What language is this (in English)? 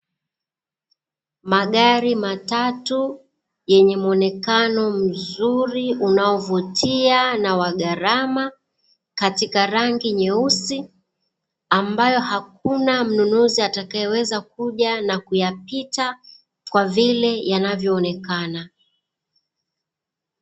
Swahili